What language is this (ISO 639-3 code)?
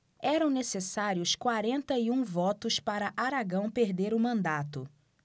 por